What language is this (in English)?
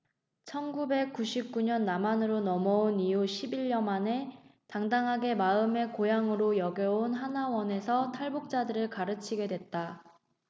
Korean